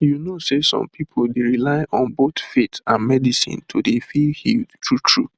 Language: Nigerian Pidgin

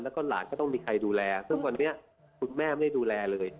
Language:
Thai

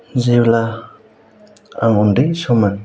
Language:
Bodo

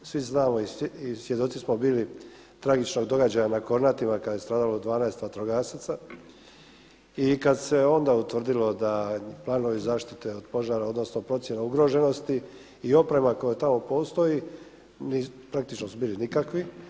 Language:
Croatian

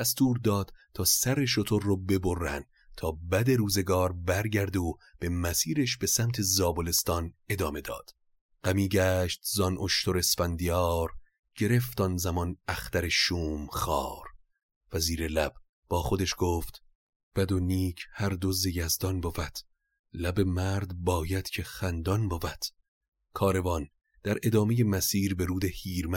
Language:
Persian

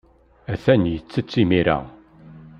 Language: Kabyle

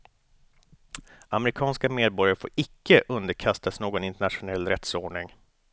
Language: Swedish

